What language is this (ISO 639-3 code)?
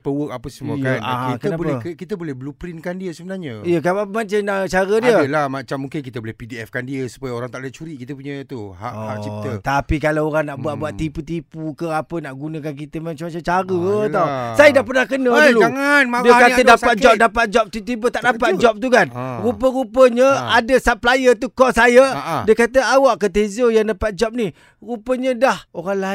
msa